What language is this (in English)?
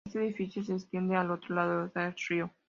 Spanish